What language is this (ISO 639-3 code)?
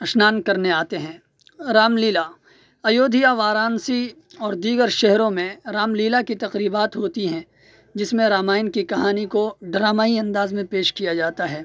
urd